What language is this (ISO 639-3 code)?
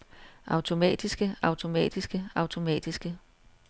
dan